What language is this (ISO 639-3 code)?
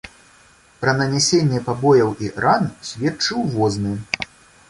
bel